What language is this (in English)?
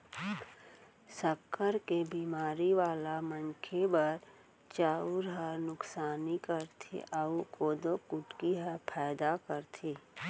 Chhattisgarhi